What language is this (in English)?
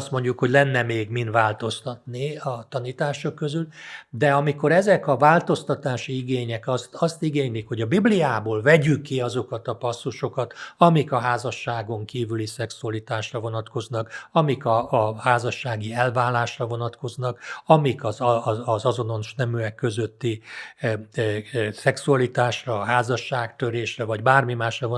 Hungarian